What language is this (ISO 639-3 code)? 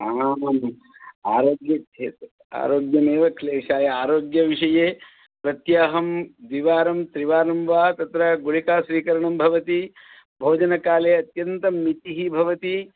san